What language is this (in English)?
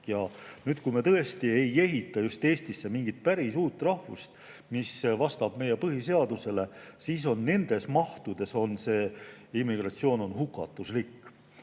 Estonian